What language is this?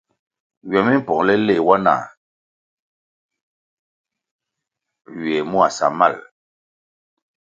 Kwasio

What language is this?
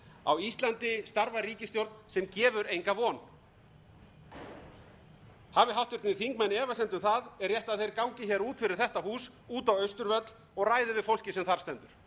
Icelandic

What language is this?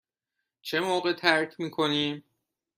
Persian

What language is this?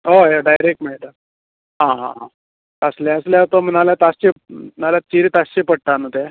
Konkani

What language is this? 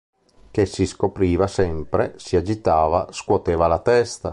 Italian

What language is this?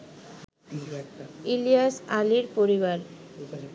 Bangla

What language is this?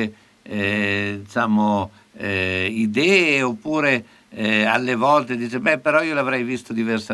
Italian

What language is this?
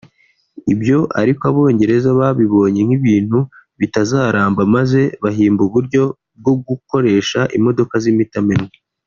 Kinyarwanda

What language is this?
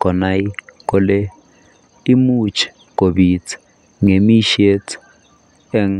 Kalenjin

